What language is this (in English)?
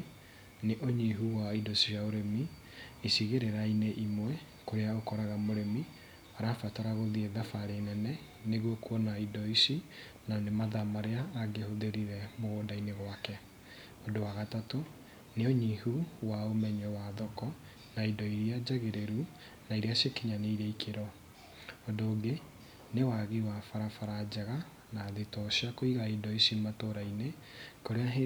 Kikuyu